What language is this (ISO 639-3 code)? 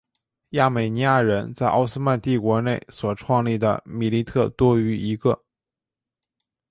zho